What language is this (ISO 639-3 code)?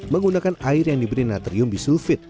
ind